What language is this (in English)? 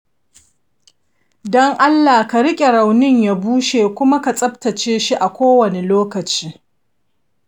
Hausa